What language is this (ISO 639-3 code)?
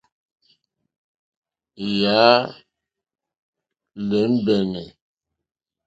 bri